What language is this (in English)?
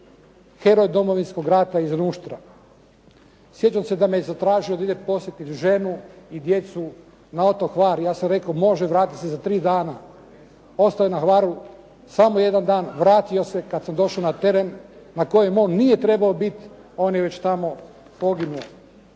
Croatian